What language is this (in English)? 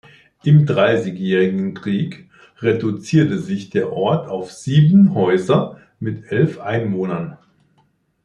German